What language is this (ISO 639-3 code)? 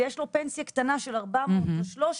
heb